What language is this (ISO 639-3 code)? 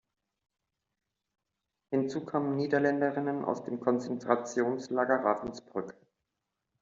deu